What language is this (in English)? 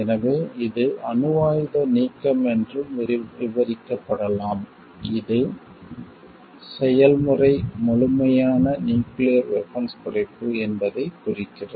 Tamil